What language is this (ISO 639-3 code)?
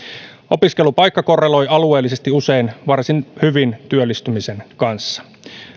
fin